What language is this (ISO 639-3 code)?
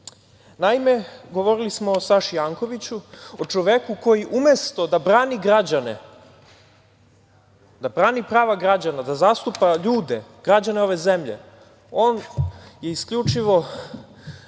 srp